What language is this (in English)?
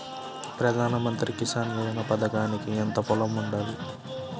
Telugu